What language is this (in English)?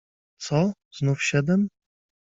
Polish